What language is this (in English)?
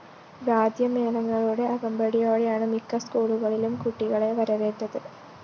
Malayalam